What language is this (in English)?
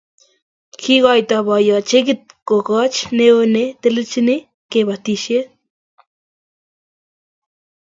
Kalenjin